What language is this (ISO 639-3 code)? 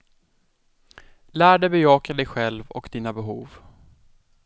swe